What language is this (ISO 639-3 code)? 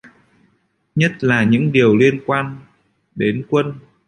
vie